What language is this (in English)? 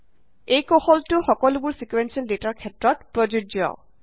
Assamese